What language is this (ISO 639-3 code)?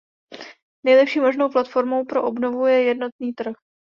ces